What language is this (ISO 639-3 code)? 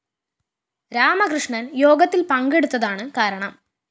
mal